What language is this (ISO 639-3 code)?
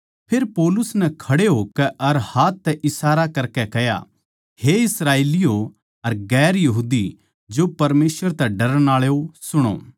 bgc